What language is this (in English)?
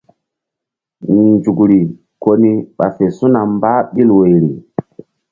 Mbum